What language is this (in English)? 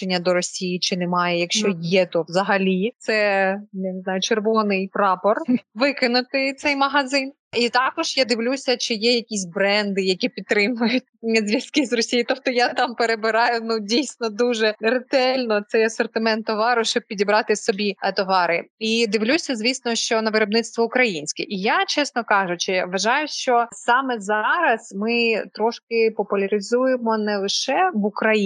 Ukrainian